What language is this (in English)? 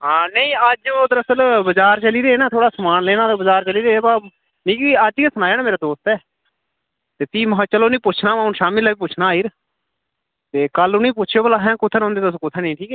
Dogri